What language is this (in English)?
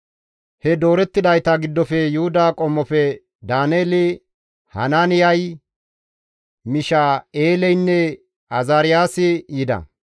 Gamo